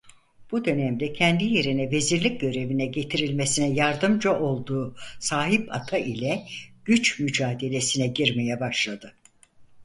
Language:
Turkish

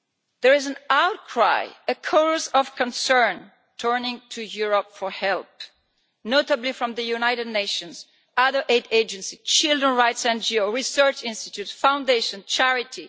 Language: English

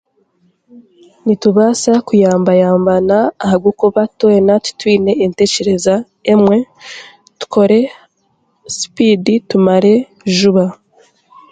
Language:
Chiga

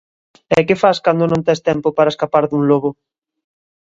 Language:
Galician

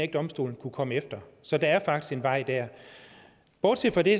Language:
Danish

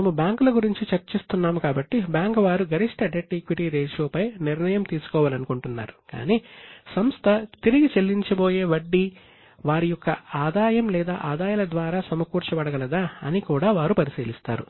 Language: Telugu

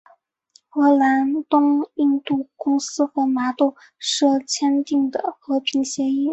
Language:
Chinese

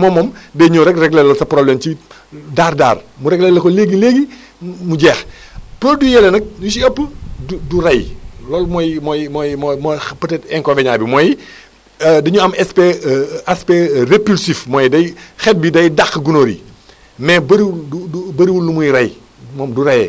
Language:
Wolof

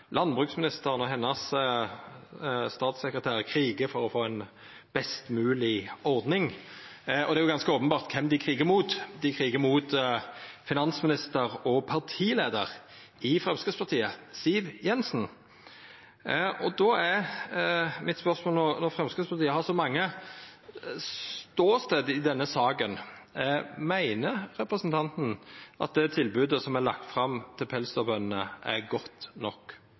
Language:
Norwegian Nynorsk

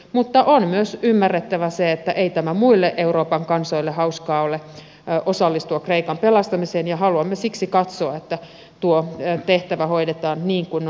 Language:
Finnish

